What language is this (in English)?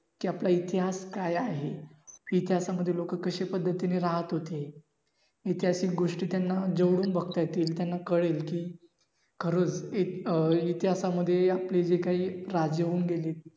Marathi